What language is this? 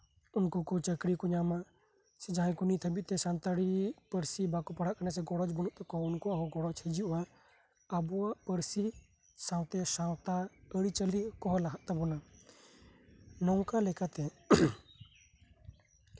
Santali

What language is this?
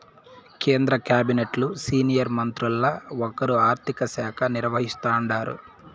Telugu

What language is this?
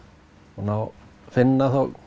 Icelandic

